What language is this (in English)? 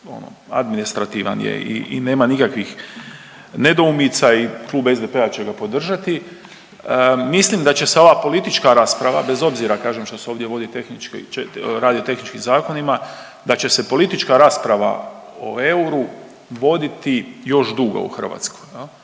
Croatian